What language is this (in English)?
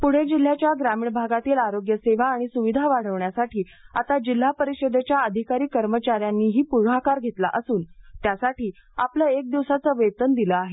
Marathi